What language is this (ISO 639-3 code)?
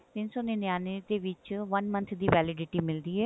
pan